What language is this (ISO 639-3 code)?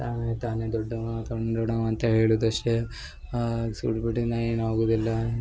kan